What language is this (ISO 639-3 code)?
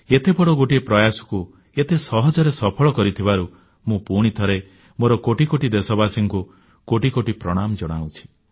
ori